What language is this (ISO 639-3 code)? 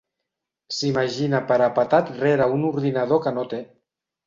cat